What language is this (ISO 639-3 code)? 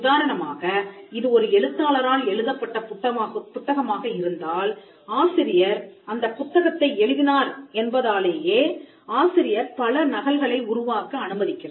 tam